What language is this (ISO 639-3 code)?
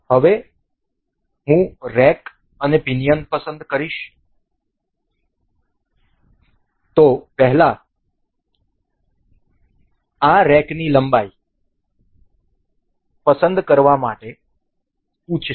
guj